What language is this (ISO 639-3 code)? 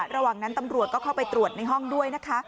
tha